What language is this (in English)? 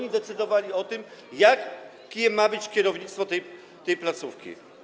Polish